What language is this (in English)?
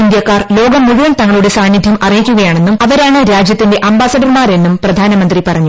Malayalam